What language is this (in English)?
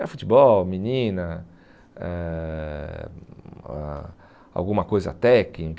Portuguese